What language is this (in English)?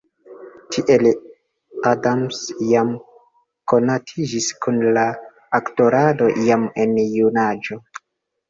Esperanto